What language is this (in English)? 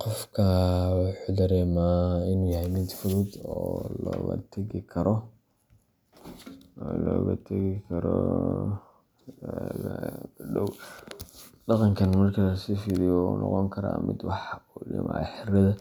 Somali